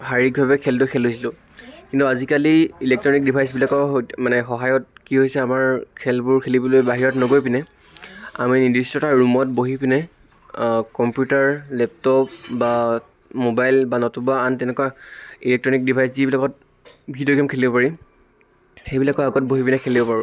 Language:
Assamese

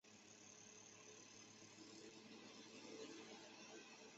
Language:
Chinese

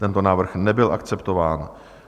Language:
Czech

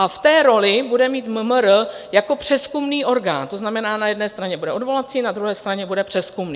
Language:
Czech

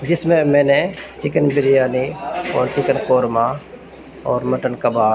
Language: Urdu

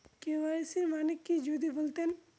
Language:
Bangla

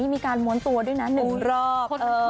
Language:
Thai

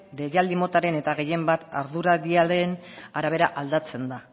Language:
Basque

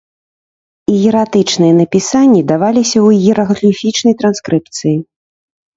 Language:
Belarusian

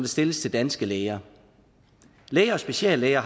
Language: Danish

